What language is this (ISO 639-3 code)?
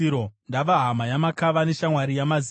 sna